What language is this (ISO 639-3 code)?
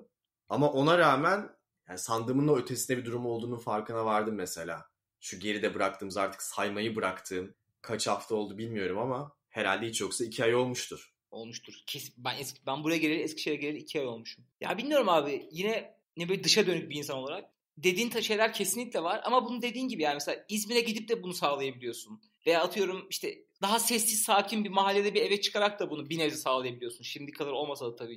tur